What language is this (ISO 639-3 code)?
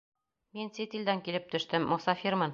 bak